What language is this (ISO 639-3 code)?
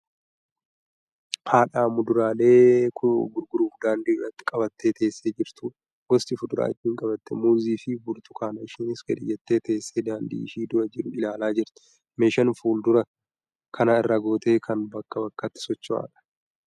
orm